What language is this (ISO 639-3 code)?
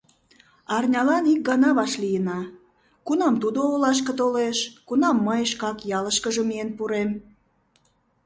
chm